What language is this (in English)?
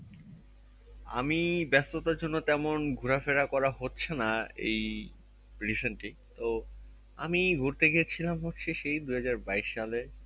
Bangla